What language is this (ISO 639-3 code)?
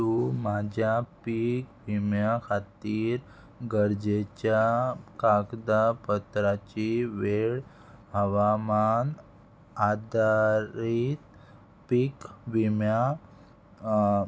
kok